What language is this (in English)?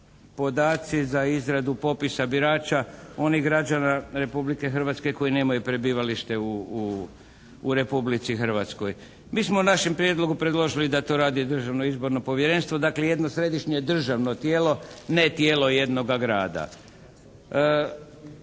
Croatian